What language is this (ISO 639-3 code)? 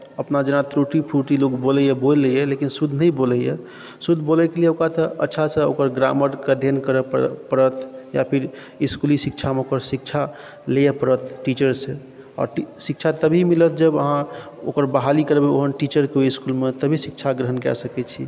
mai